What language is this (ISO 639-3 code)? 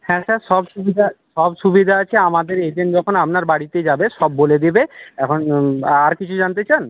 ben